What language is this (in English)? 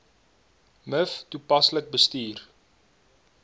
Afrikaans